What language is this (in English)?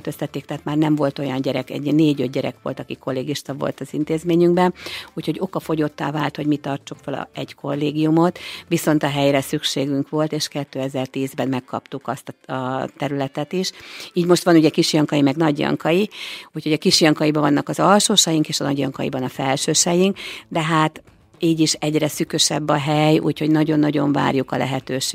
Hungarian